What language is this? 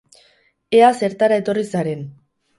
Basque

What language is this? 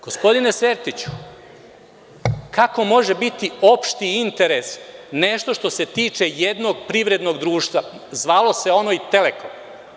Serbian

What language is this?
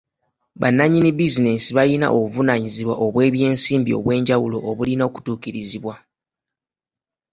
Ganda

